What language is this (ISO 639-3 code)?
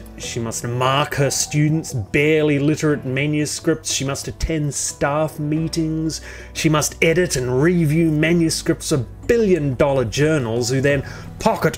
eng